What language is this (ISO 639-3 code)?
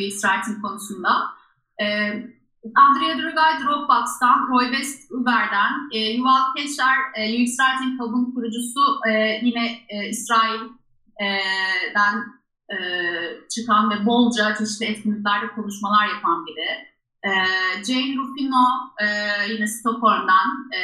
tur